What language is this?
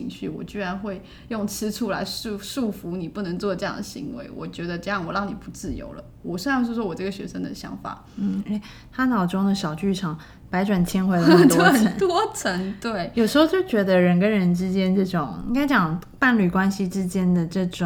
Chinese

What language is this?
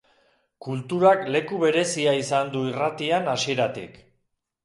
Basque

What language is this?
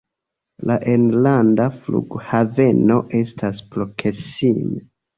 Esperanto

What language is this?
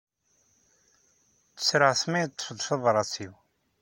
Kabyle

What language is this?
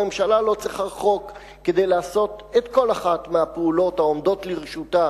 Hebrew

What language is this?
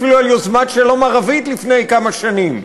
Hebrew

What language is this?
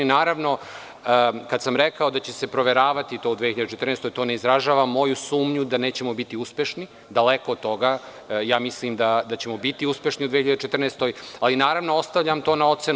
Serbian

